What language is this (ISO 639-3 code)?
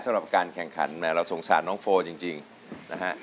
tha